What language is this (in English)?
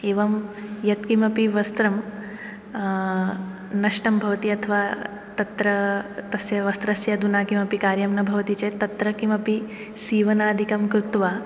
Sanskrit